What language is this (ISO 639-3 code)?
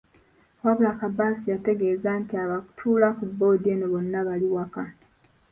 lug